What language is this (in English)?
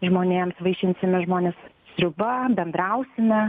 Lithuanian